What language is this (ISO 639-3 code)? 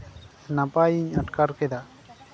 sat